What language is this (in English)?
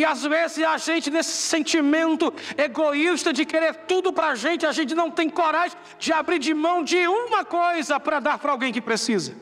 Portuguese